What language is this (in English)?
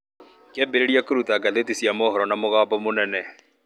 Kikuyu